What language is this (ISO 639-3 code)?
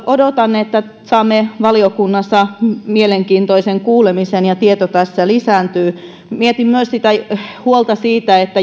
fin